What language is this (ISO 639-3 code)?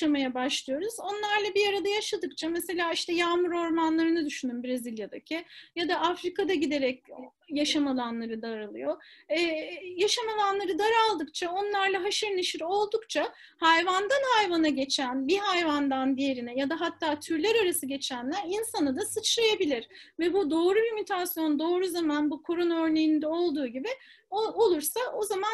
tur